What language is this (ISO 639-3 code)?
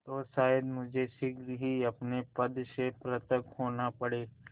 hin